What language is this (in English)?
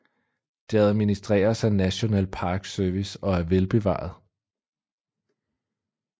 Danish